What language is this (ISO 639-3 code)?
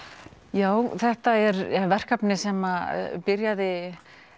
isl